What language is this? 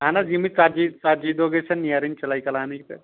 Kashmiri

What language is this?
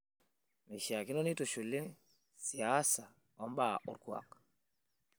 Masai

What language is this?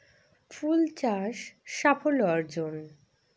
Bangla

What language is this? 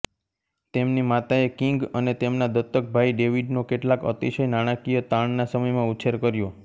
Gujarati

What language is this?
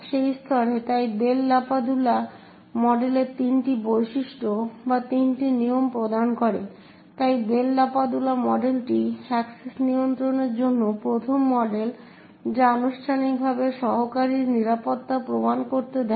Bangla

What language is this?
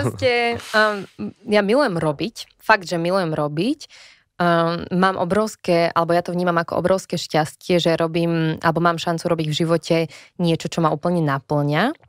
Slovak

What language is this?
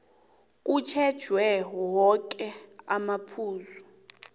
South Ndebele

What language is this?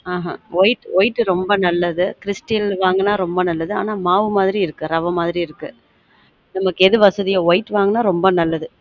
Tamil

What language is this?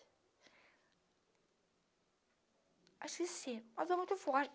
Portuguese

